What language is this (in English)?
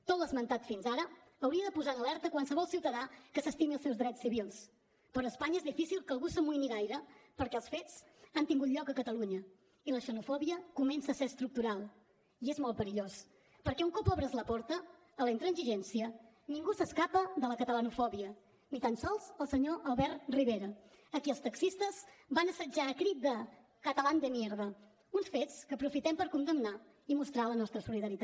Catalan